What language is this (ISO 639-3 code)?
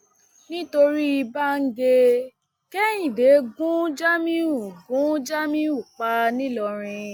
yor